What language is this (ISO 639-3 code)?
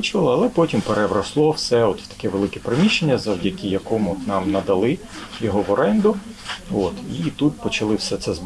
ukr